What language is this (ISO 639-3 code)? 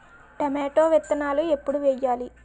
tel